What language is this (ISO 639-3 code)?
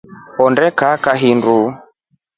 rof